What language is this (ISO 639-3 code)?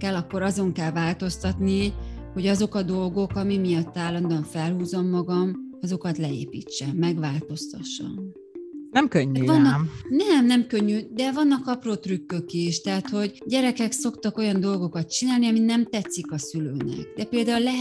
hun